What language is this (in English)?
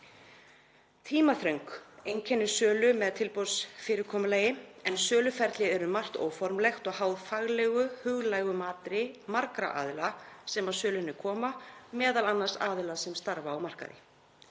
Icelandic